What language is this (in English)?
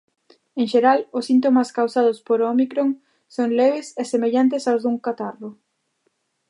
Galician